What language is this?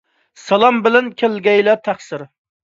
Uyghur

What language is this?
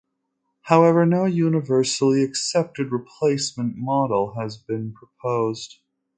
English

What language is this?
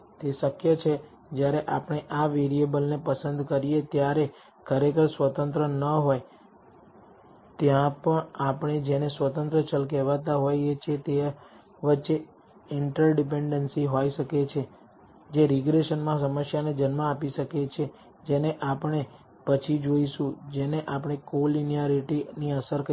Gujarati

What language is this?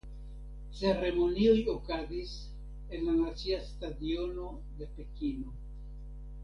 Esperanto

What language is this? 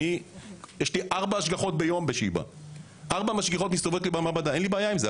Hebrew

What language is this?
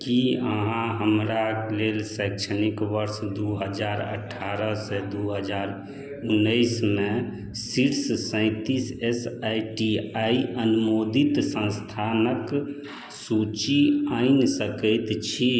Maithili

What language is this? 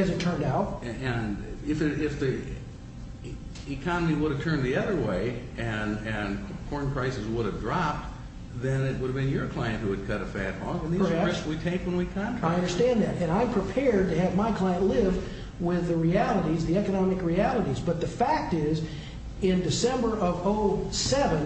English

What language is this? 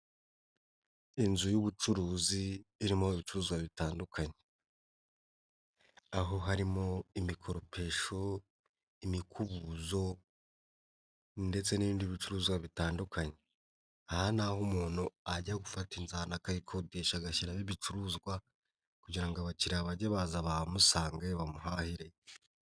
Kinyarwanda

